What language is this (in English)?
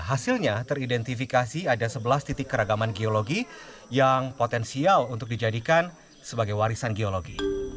Indonesian